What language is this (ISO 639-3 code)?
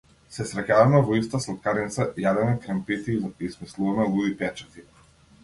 mkd